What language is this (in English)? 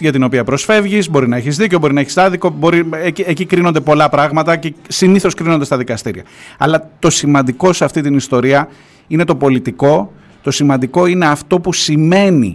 Greek